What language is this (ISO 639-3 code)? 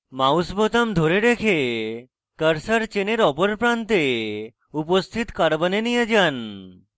ben